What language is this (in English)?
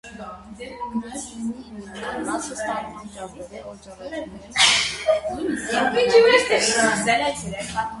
Armenian